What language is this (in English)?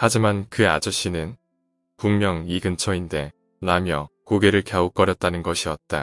Korean